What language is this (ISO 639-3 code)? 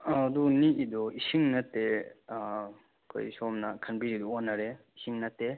mni